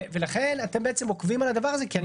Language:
Hebrew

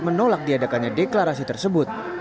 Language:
Indonesian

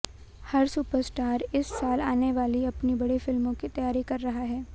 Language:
Hindi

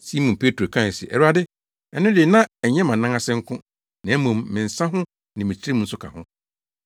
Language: Akan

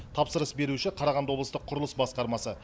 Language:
Kazakh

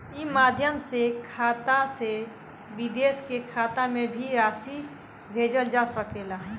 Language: Bhojpuri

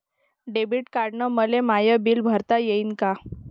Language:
Marathi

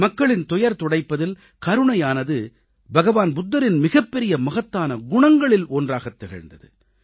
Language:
Tamil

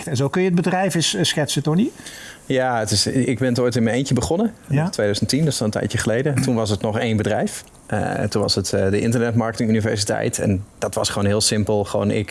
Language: Dutch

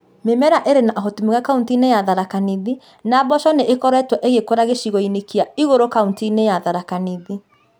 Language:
Kikuyu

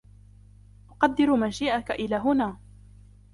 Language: Arabic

